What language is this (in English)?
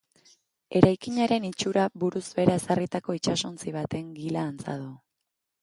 Basque